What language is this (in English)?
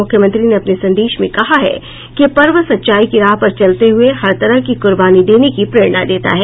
Hindi